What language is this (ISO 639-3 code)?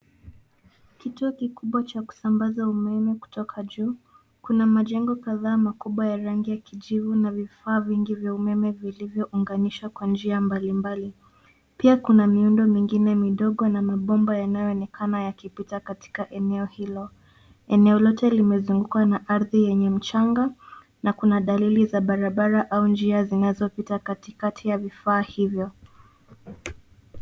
swa